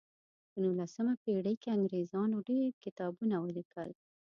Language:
Pashto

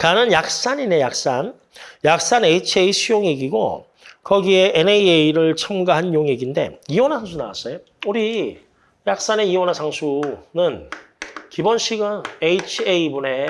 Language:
Korean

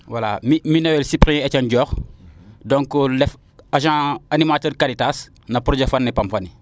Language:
Serer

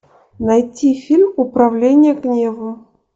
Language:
Russian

